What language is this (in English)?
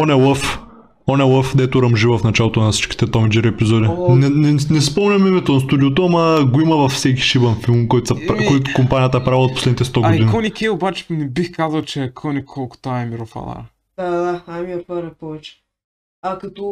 Bulgarian